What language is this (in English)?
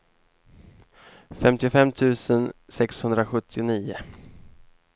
Swedish